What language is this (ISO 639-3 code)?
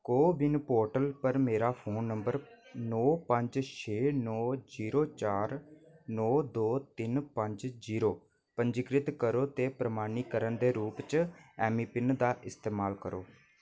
doi